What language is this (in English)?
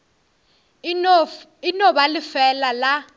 Northern Sotho